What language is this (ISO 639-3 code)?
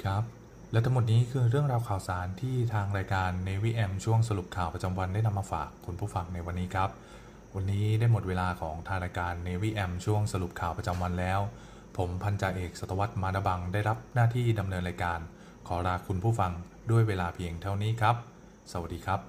tha